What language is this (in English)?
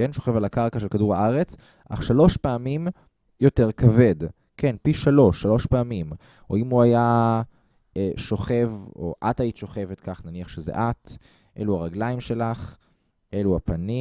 Hebrew